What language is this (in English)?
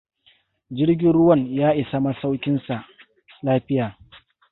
Hausa